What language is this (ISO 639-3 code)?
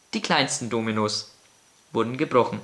deu